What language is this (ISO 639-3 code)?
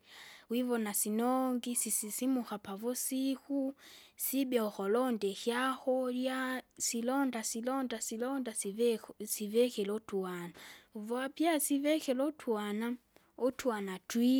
zga